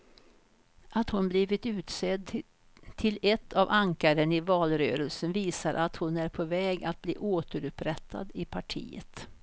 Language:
Swedish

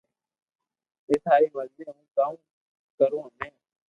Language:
Loarki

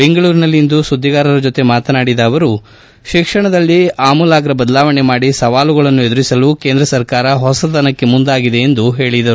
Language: Kannada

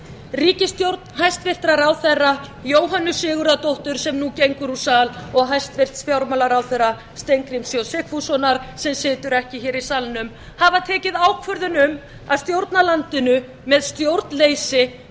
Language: Icelandic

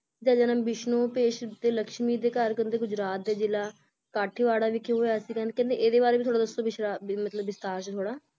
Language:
Punjabi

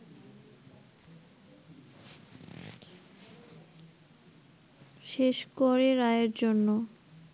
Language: Bangla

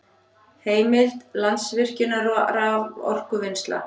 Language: Icelandic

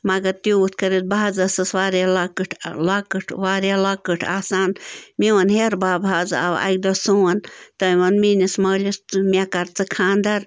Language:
Kashmiri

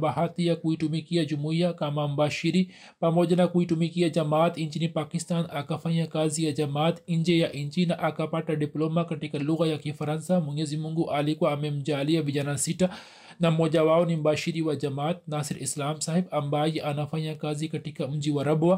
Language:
Swahili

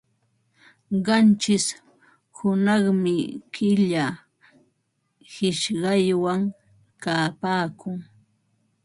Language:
Ambo-Pasco Quechua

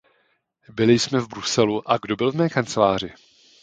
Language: Czech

